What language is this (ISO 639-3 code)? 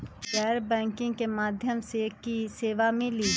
mag